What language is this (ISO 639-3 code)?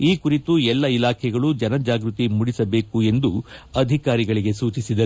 kan